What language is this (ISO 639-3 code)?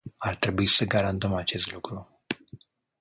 ron